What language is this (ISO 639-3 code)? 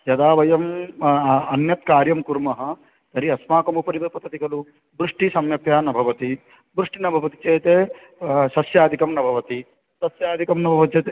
san